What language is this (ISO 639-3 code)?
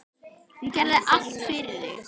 isl